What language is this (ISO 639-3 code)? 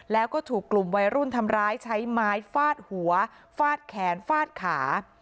tha